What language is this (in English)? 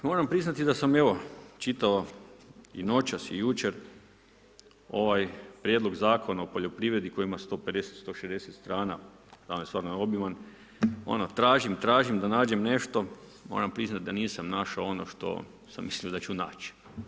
Croatian